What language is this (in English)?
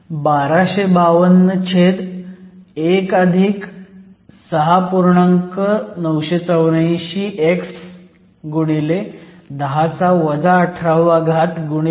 Marathi